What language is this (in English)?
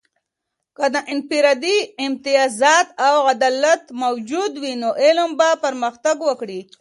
Pashto